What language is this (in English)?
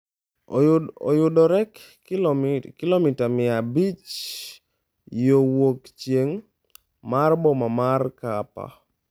Luo (Kenya and Tanzania)